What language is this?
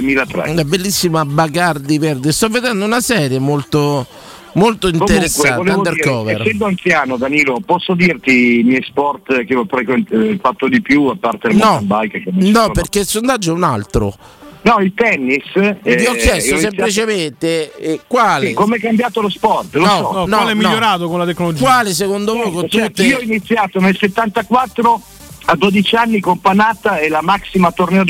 Italian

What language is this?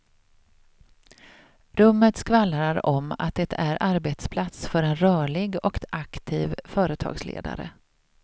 Swedish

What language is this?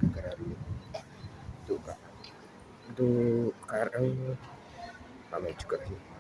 Indonesian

